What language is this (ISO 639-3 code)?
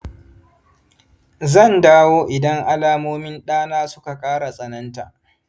hau